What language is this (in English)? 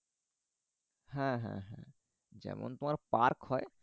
Bangla